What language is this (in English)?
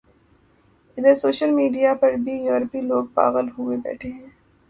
Urdu